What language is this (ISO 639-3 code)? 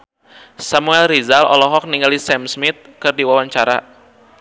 sun